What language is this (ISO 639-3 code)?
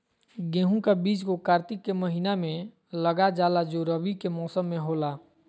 mag